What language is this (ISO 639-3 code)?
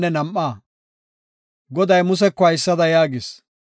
gof